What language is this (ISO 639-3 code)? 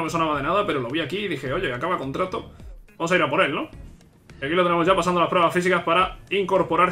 spa